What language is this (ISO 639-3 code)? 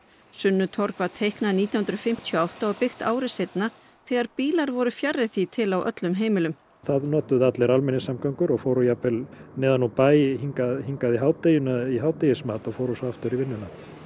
isl